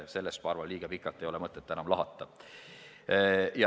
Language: Estonian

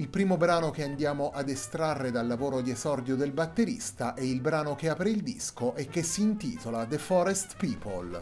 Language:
Italian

